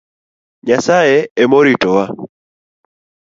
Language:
Luo (Kenya and Tanzania)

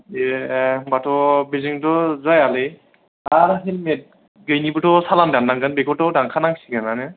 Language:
Bodo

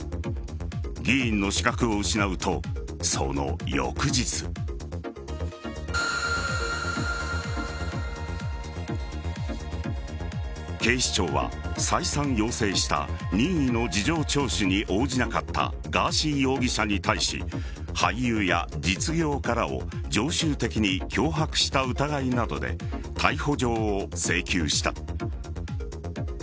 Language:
Japanese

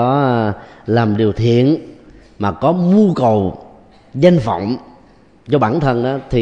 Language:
Vietnamese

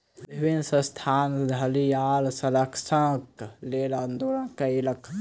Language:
Maithili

